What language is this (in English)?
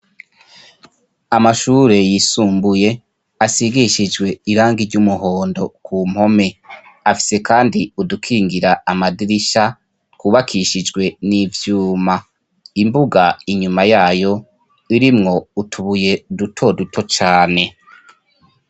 Rundi